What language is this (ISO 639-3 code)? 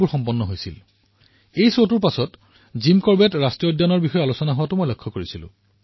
asm